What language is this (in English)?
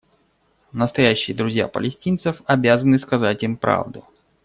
Russian